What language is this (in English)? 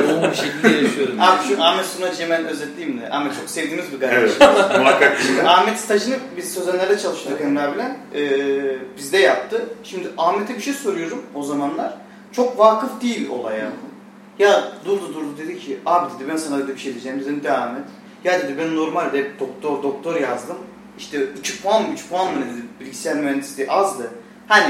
Turkish